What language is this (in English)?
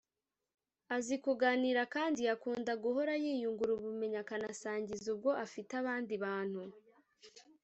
Kinyarwanda